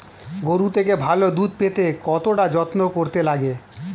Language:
Bangla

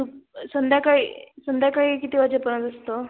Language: Marathi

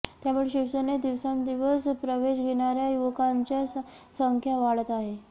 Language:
Marathi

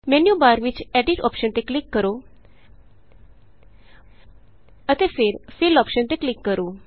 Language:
Punjabi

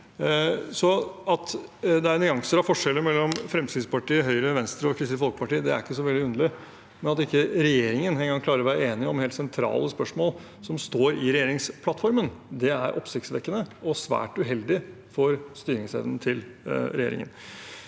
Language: Norwegian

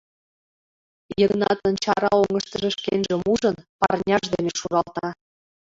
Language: Mari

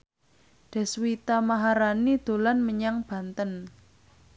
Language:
Javanese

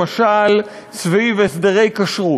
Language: Hebrew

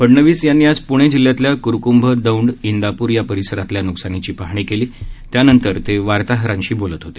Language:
Marathi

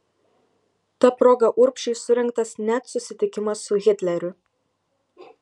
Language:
Lithuanian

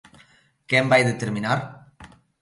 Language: Galician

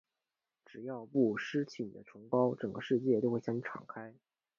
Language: Chinese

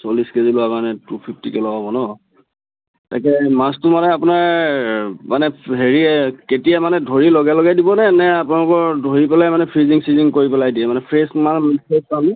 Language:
Assamese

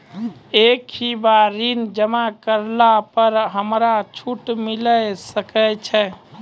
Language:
Maithili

